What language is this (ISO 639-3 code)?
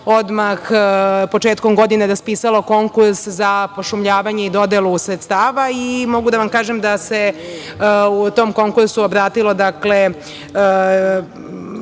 srp